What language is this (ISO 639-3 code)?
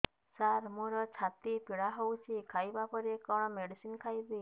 ori